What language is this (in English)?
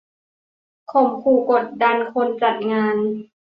Thai